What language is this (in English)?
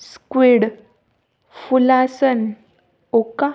Marathi